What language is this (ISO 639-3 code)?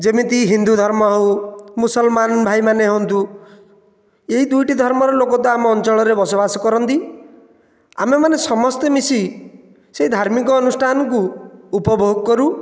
ori